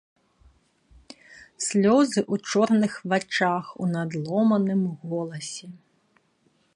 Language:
Belarusian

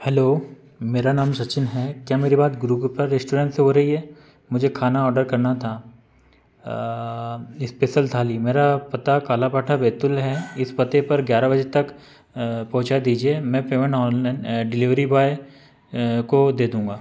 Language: Hindi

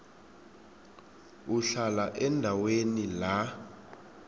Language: South Ndebele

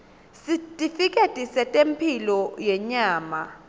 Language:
Swati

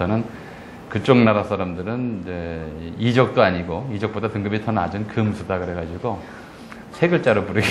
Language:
Korean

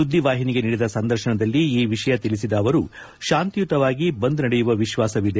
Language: Kannada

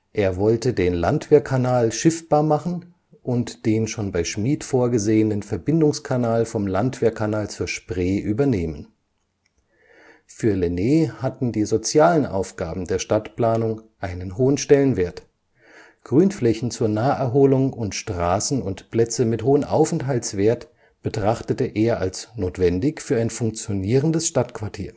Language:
German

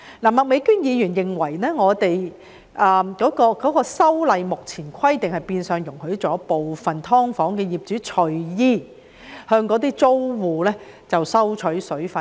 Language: Cantonese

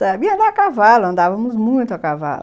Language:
Portuguese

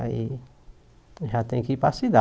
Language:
Portuguese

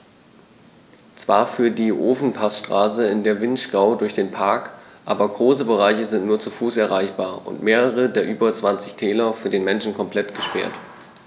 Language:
German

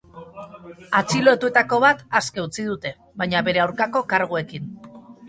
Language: Basque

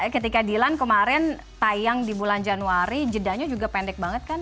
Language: Indonesian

